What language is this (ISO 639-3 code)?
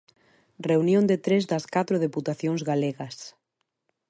glg